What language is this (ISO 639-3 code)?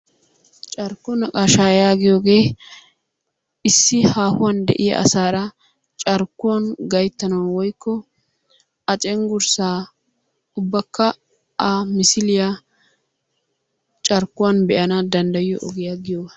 wal